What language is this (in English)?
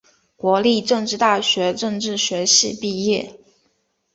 Chinese